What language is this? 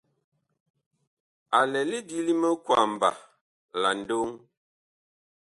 Bakoko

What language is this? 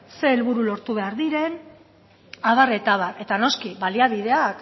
Basque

